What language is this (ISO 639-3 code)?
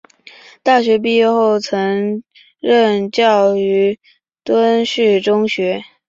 zho